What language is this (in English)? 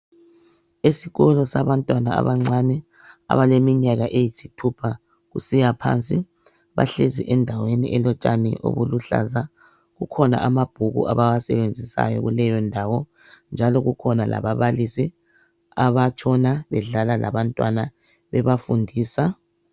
North Ndebele